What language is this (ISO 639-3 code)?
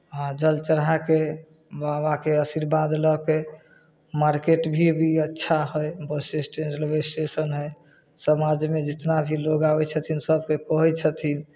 mai